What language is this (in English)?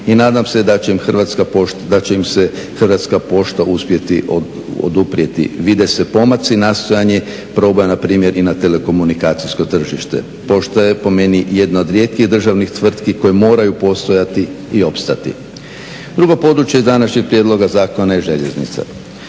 Croatian